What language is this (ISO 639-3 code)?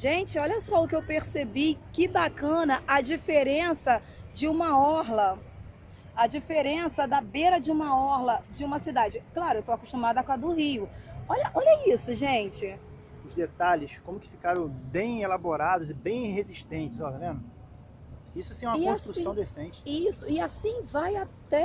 por